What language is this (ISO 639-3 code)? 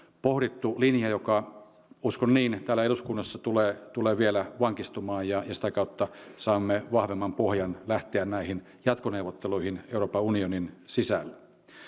fin